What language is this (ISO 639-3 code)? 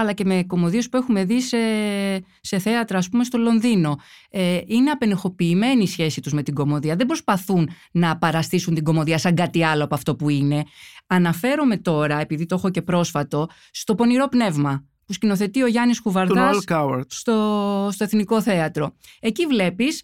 ell